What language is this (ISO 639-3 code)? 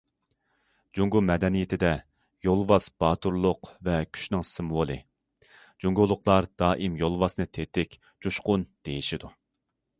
uig